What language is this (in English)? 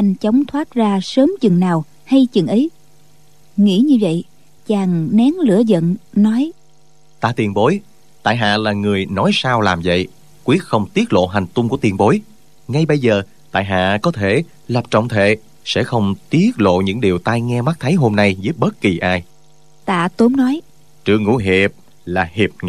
Vietnamese